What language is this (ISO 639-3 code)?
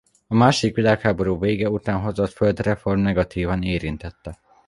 hun